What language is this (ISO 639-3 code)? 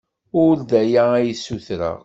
kab